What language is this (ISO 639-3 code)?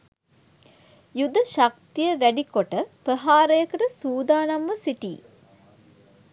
sin